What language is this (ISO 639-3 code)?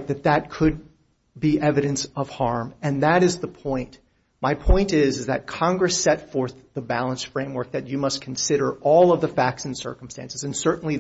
eng